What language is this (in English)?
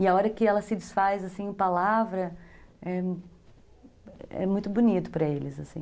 Portuguese